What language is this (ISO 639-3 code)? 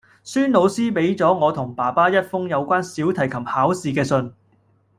yue